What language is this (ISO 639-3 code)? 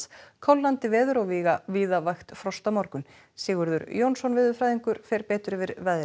isl